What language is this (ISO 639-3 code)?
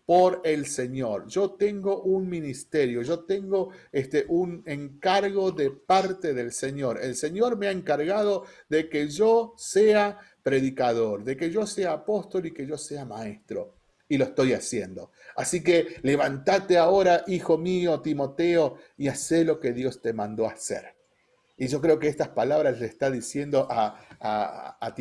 spa